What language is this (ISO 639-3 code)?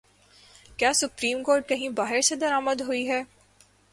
urd